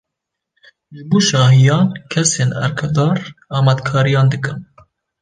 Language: Kurdish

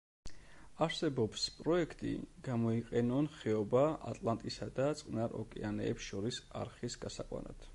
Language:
Georgian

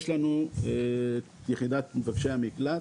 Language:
Hebrew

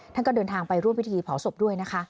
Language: Thai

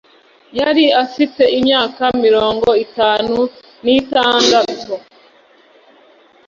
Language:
Kinyarwanda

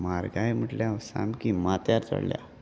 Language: Konkani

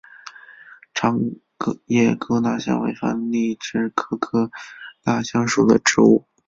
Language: Chinese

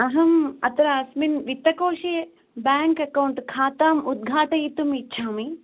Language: Sanskrit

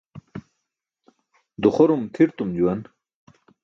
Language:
Burushaski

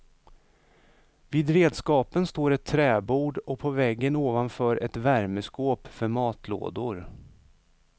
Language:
Swedish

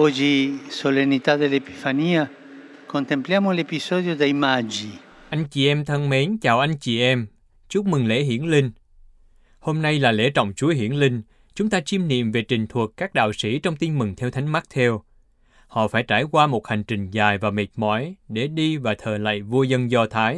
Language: Vietnamese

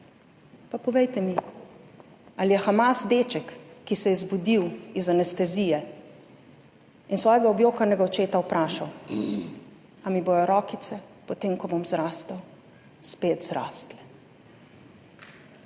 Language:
Slovenian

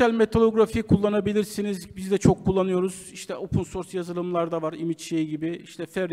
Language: Turkish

